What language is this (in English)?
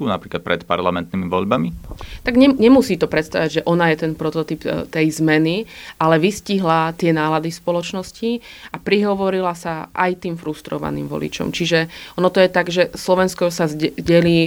Slovak